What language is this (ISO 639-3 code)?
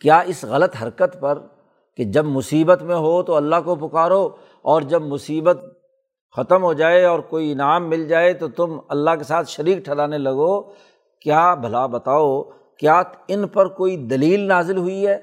urd